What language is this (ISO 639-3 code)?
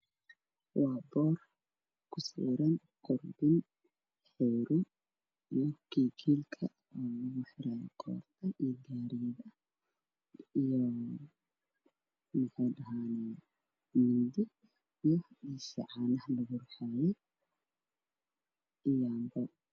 som